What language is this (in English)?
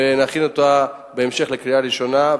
Hebrew